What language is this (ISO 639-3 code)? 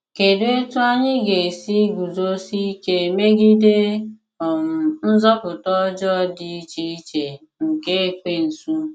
ibo